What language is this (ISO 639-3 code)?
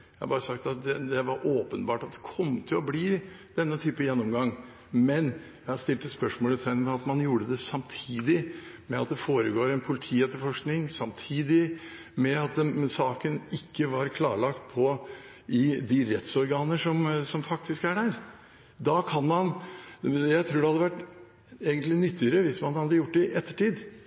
nob